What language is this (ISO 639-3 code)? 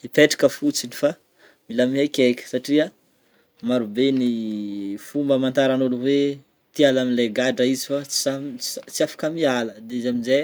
bmm